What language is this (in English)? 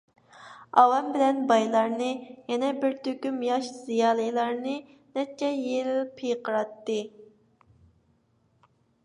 Uyghur